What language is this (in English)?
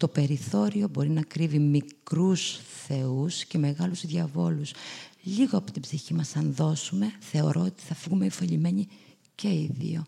Greek